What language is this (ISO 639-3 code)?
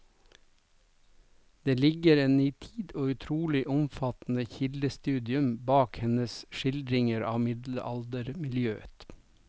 nor